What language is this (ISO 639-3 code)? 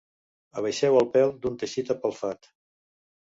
cat